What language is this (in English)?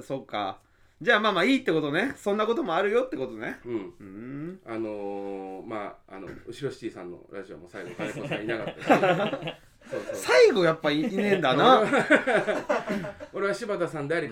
Japanese